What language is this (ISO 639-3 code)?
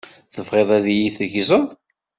kab